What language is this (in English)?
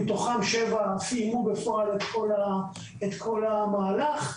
Hebrew